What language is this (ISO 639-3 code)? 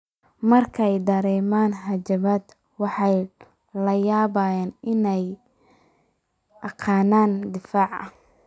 som